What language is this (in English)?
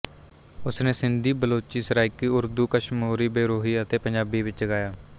Punjabi